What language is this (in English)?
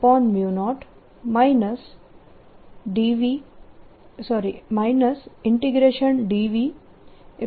Gujarati